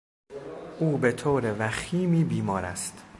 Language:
Persian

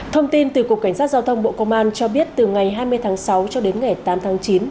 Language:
Vietnamese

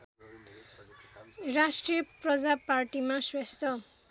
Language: Nepali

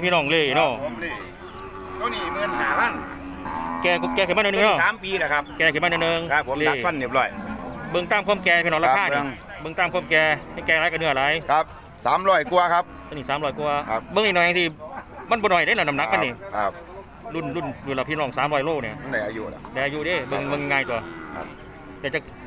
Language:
Thai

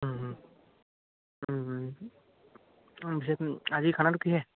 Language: Assamese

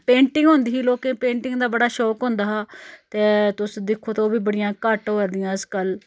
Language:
Dogri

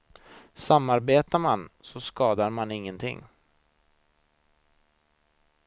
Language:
Swedish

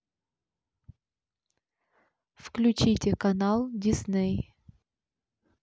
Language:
Russian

